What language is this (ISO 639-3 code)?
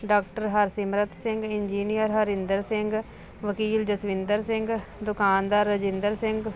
pan